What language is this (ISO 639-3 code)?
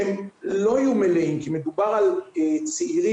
heb